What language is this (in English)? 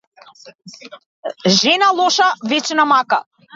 Macedonian